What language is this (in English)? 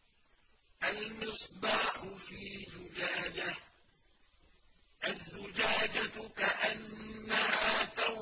Arabic